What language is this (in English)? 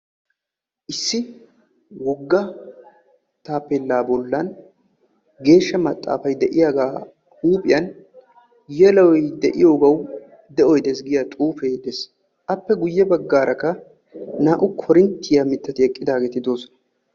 Wolaytta